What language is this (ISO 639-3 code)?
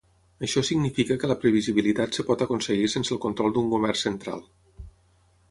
cat